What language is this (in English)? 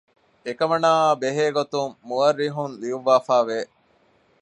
Divehi